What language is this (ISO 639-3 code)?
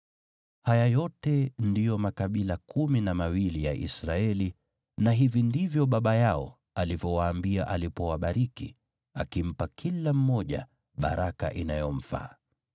swa